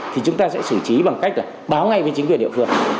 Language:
Vietnamese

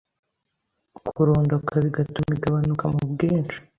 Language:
Kinyarwanda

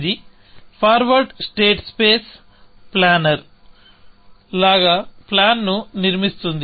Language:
Telugu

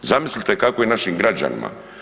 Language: Croatian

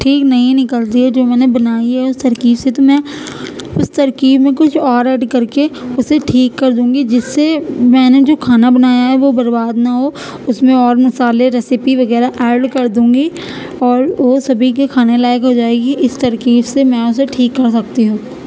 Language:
Urdu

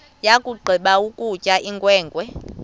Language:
Xhosa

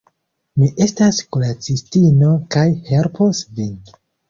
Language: Esperanto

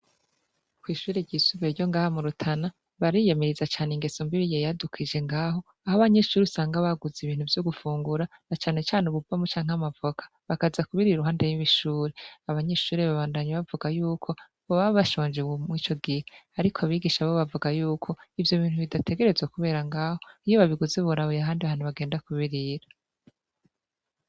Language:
Rundi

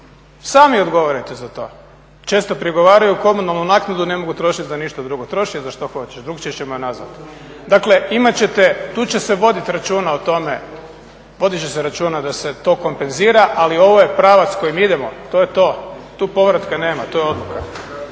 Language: Croatian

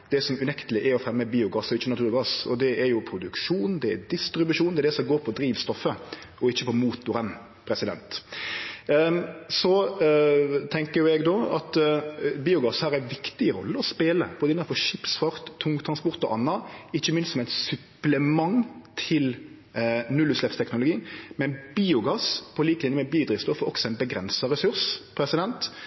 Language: Norwegian Nynorsk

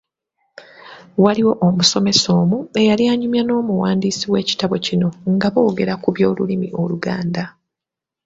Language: Ganda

